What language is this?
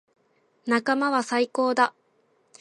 Japanese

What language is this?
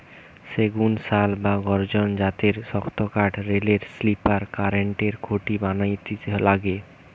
Bangla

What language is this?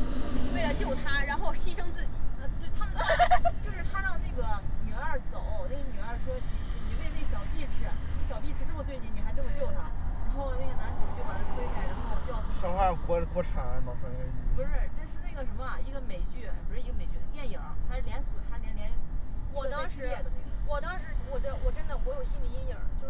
Chinese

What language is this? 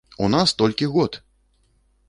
Belarusian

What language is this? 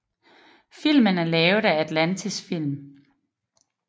Danish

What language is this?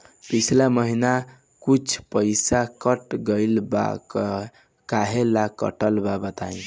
Bhojpuri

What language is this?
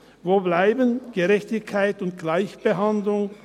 Swiss German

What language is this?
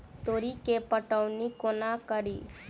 Maithili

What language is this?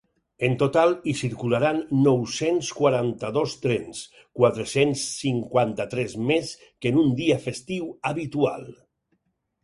Catalan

